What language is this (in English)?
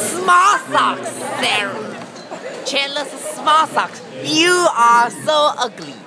English